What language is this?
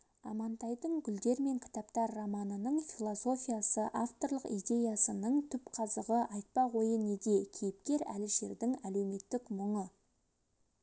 Kazakh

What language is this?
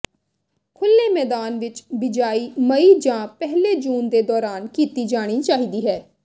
Punjabi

